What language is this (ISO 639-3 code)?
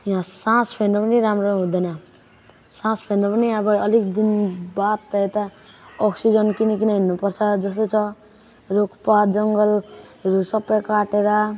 nep